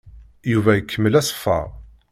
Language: Kabyle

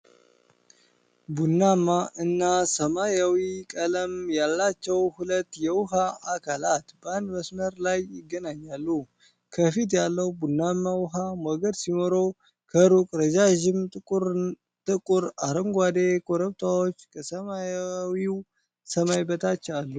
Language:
Amharic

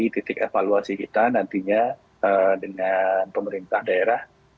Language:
Indonesian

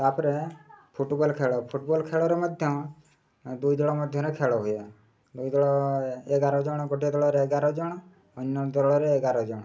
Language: Odia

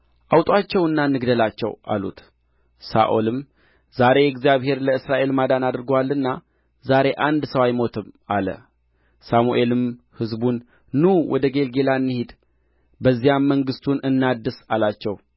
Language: Amharic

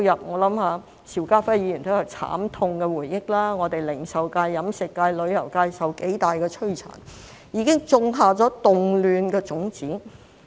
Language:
Cantonese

